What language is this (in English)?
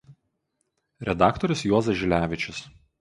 Lithuanian